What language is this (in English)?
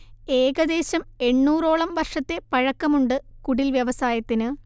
Malayalam